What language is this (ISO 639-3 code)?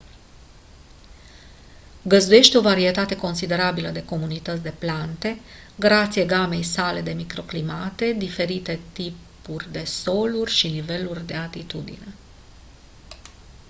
ron